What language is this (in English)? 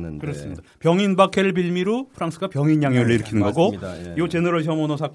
Korean